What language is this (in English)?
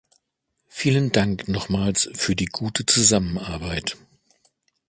German